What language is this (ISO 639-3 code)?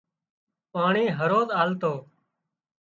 kxp